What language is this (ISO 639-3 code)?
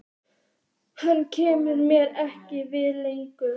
isl